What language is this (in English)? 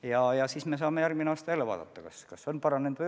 Estonian